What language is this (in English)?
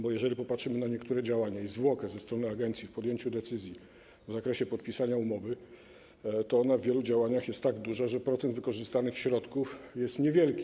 Polish